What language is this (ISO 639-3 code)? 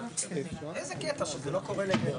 heb